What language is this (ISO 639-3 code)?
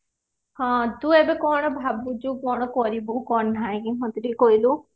ori